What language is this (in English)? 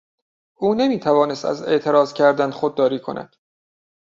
Persian